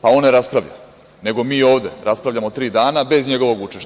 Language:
Serbian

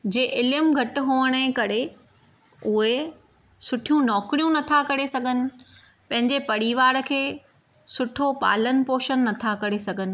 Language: Sindhi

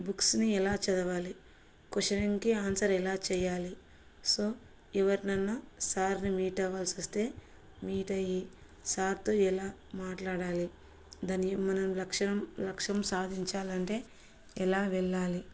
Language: Telugu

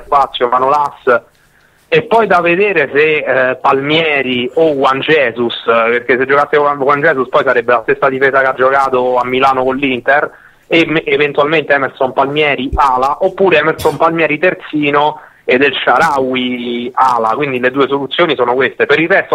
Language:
Italian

